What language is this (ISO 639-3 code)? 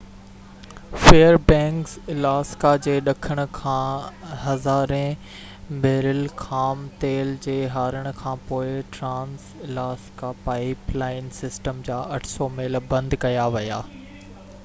snd